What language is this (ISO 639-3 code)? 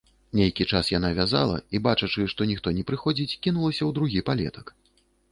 bel